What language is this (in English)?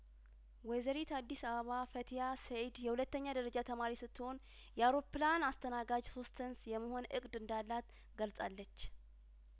Amharic